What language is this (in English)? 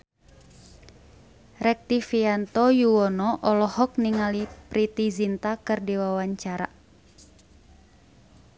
Sundanese